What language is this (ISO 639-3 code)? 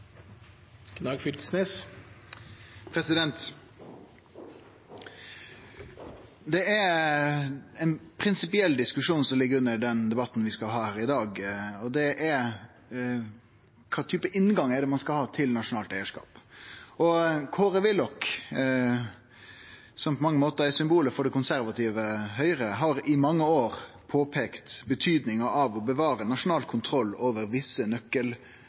nno